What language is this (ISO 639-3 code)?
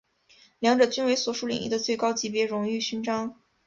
zho